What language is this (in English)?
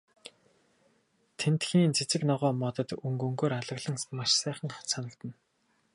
Mongolian